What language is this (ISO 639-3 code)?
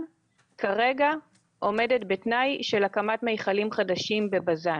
heb